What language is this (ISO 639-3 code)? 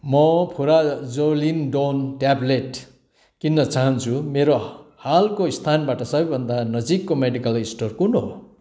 nep